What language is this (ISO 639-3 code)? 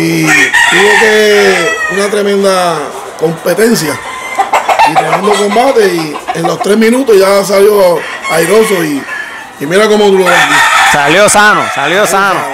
spa